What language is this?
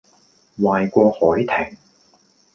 Cantonese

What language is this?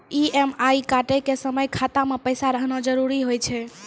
Maithili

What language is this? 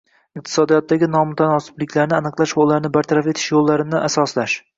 Uzbek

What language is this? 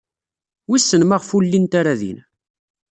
Kabyle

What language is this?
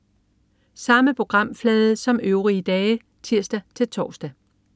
Danish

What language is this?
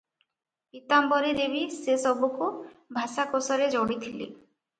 Odia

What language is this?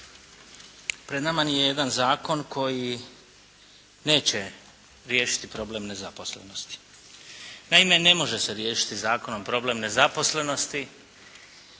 Croatian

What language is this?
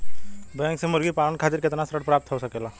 Bhojpuri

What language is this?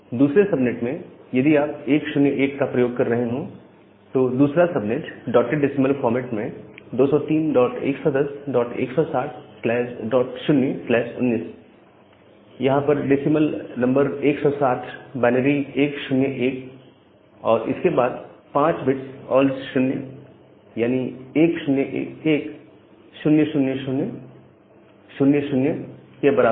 Hindi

